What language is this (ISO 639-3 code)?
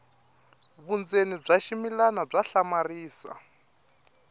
tso